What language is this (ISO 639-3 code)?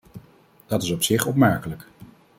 nld